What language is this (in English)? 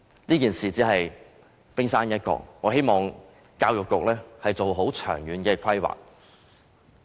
Cantonese